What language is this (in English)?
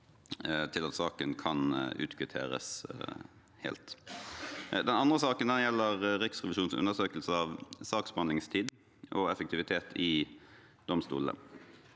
Norwegian